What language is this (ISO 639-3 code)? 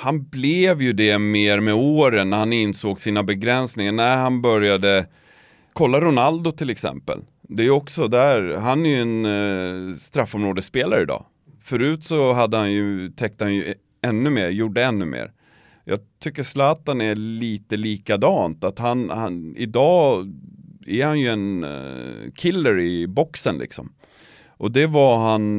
swe